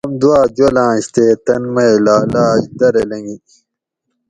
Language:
Gawri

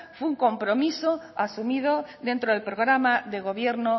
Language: Spanish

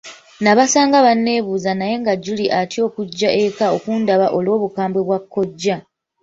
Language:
Ganda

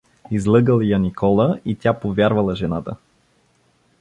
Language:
Bulgarian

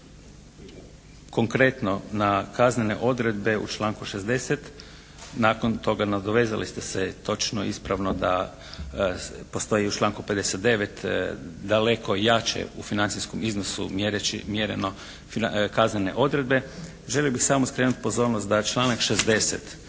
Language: Croatian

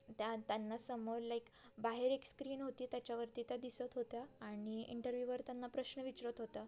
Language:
Marathi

